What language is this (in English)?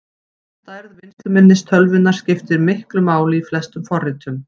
Icelandic